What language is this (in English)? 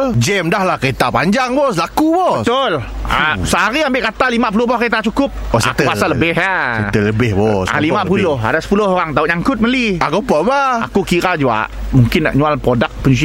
Malay